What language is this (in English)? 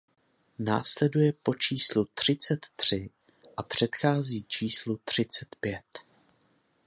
Czech